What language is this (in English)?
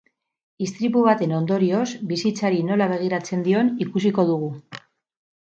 Basque